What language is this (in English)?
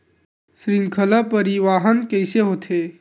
Chhattisgarhi